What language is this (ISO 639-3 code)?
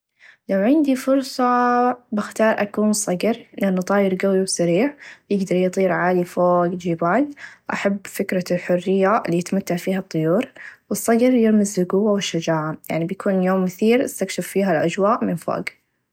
ars